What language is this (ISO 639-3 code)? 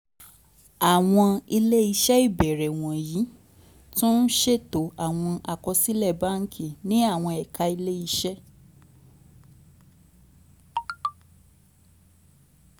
yor